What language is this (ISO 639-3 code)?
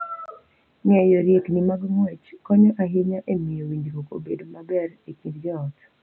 luo